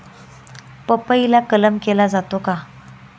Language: Marathi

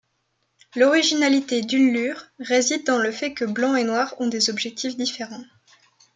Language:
French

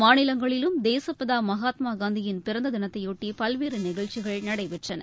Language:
Tamil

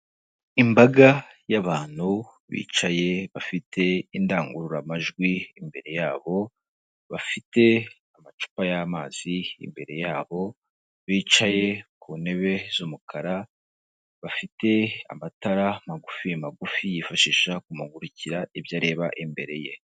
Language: Kinyarwanda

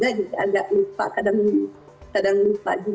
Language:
Indonesian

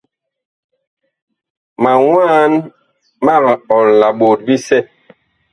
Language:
Bakoko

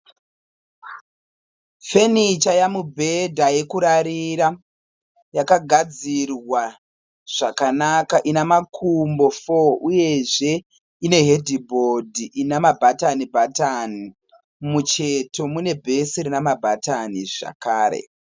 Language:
Shona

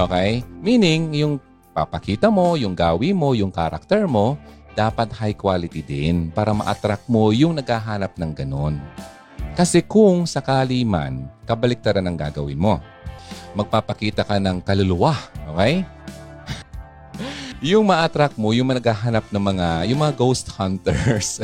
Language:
Filipino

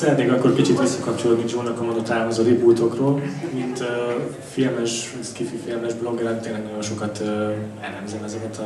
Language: Hungarian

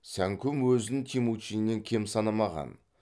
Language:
Kazakh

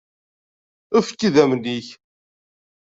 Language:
Kabyle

